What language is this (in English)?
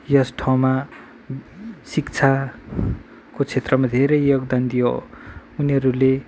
Nepali